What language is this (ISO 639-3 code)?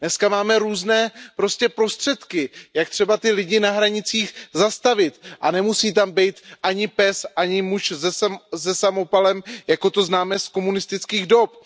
ces